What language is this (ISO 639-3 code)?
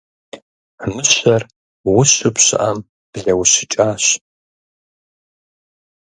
kbd